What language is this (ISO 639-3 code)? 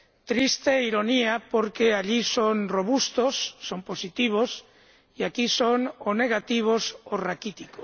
spa